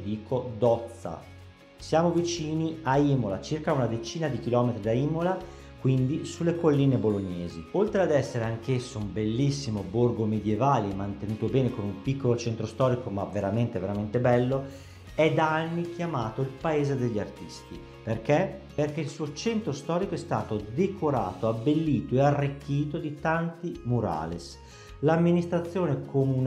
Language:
Italian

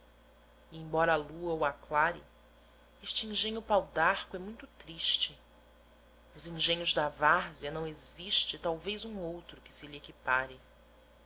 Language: Portuguese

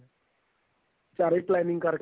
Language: Punjabi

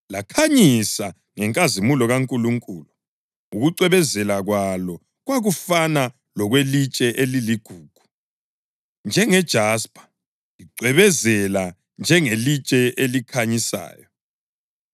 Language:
North Ndebele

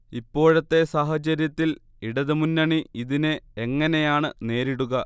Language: Malayalam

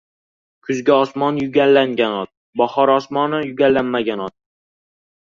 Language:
Uzbek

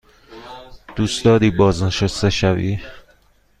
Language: Persian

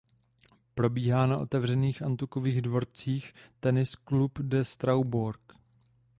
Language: Czech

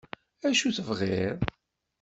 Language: Kabyle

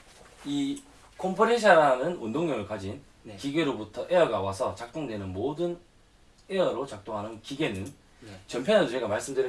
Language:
Korean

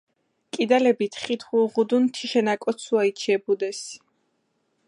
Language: Mingrelian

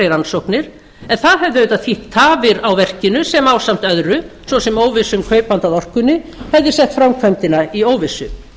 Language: Icelandic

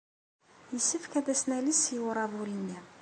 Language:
Kabyle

